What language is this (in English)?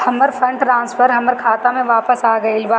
Bhojpuri